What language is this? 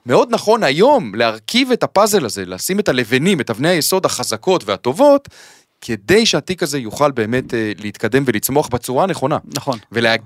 Hebrew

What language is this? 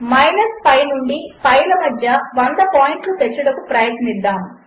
Telugu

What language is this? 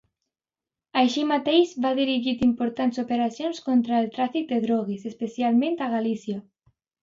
Catalan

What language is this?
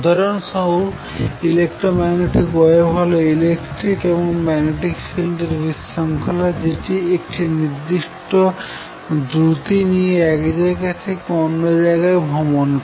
Bangla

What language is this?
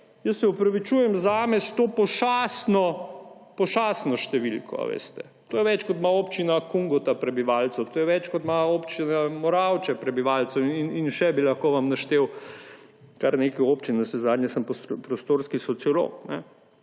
Slovenian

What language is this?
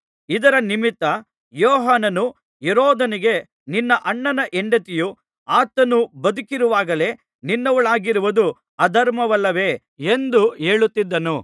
Kannada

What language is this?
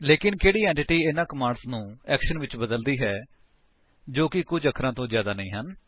Punjabi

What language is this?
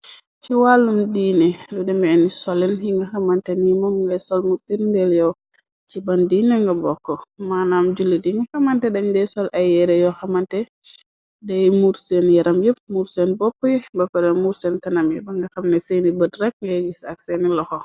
Wolof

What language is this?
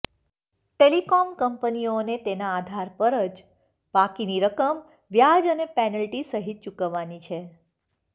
Gujarati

